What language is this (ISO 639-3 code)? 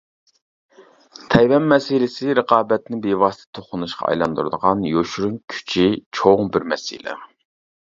uig